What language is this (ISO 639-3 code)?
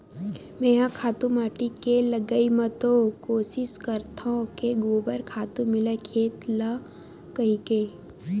hne